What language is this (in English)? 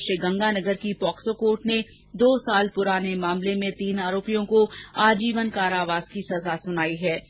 Hindi